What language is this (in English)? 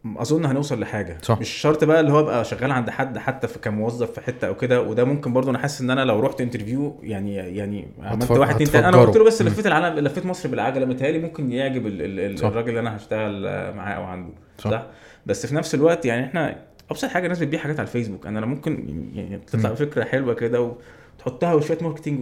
Arabic